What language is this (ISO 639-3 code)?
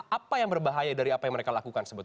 ind